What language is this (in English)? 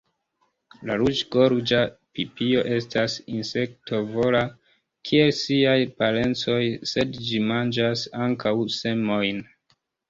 Esperanto